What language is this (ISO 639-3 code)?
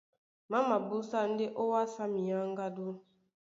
dua